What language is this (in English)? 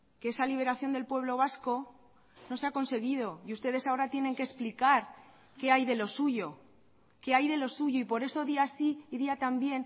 Spanish